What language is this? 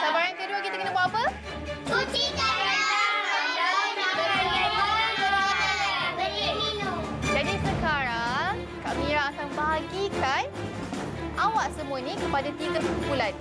Malay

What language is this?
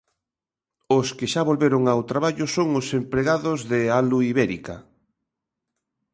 Galician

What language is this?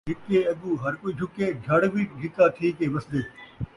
Saraiki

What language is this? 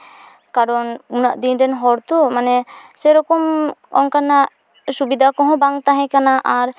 Santali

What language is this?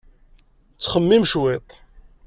Kabyle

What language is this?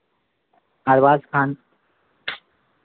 Hindi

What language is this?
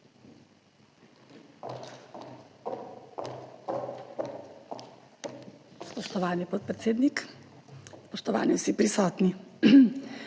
Slovenian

